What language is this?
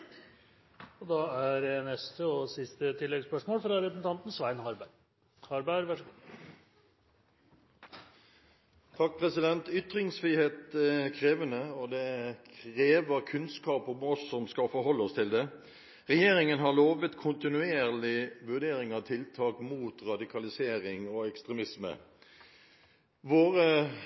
Norwegian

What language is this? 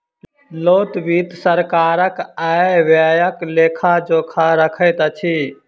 Maithili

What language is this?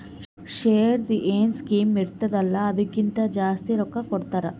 Kannada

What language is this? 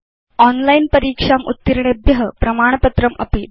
Sanskrit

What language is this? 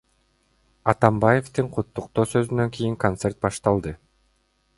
Kyrgyz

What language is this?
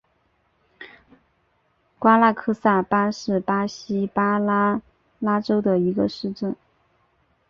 Chinese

